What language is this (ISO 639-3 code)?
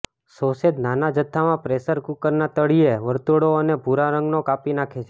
guj